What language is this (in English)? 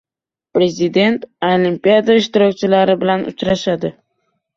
Uzbek